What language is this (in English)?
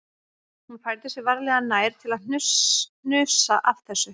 Icelandic